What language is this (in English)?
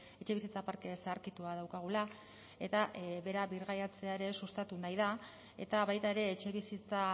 Basque